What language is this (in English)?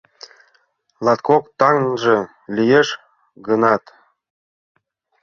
Mari